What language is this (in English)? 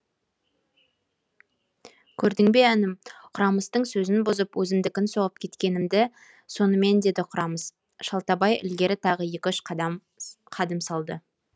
Kazakh